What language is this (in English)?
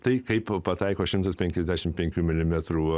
Lithuanian